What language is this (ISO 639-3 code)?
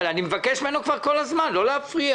heb